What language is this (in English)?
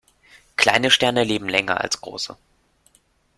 German